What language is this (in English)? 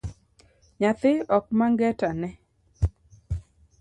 Luo (Kenya and Tanzania)